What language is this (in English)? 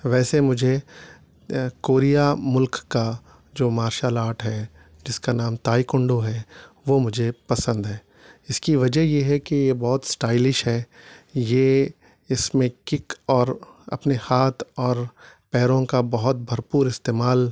Urdu